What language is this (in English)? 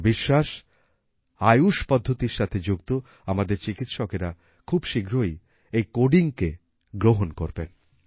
Bangla